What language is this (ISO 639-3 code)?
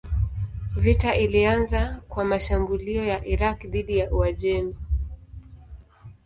swa